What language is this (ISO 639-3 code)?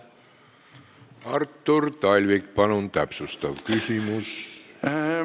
est